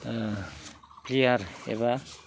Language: Bodo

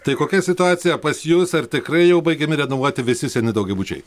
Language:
Lithuanian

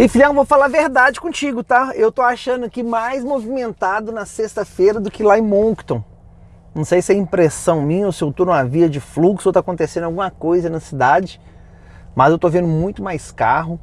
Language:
Portuguese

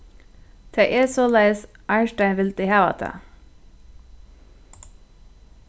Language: Faroese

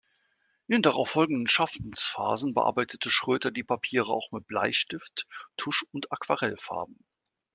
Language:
German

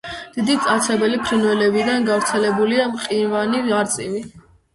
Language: Georgian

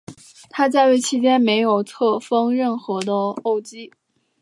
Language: Chinese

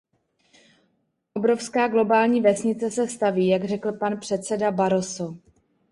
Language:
Czech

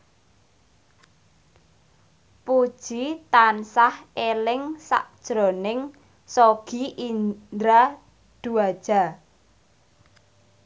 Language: Javanese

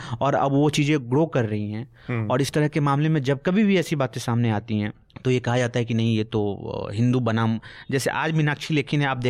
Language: Hindi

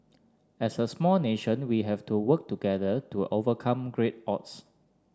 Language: English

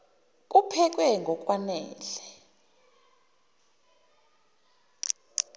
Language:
Zulu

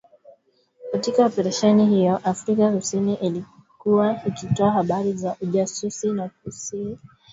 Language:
Swahili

